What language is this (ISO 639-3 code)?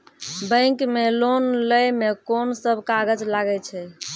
mai